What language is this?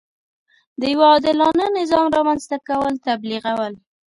Pashto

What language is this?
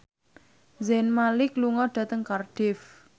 Javanese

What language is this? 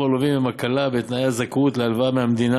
Hebrew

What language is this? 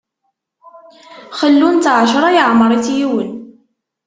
Kabyle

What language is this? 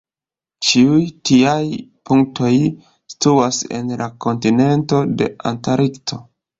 Esperanto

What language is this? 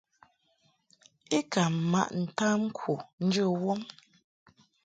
Mungaka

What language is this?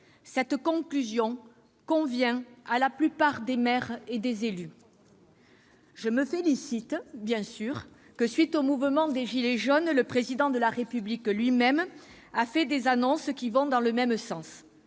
French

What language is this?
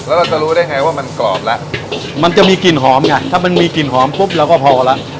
Thai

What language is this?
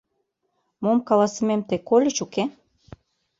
Mari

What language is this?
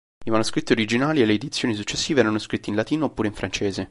Italian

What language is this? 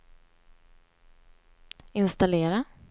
Swedish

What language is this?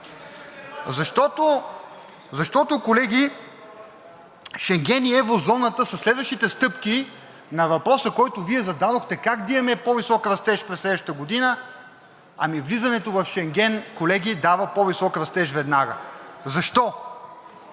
Bulgarian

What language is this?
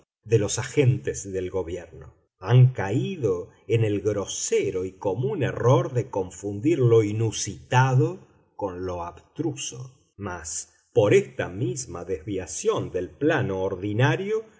Spanish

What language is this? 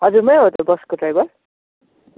Nepali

